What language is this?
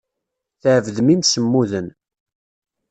Kabyle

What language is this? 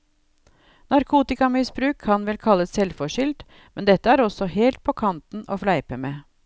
Norwegian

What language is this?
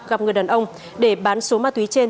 Vietnamese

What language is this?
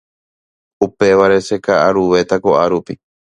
Guarani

